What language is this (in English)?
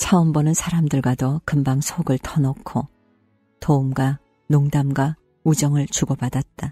Korean